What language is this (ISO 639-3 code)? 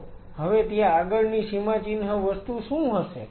guj